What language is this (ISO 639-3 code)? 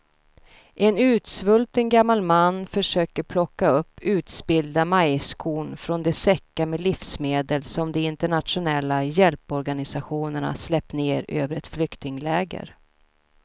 swe